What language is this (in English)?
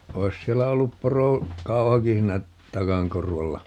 Finnish